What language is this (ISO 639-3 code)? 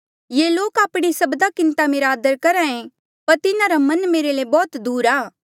mjl